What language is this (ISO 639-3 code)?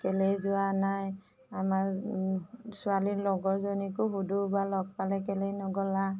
asm